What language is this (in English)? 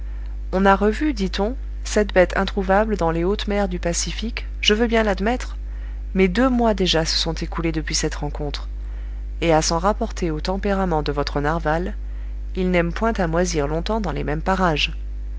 French